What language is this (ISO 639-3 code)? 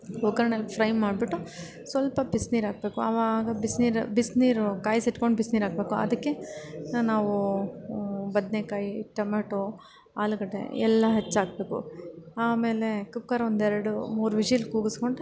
kan